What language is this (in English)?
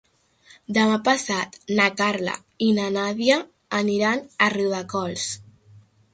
Catalan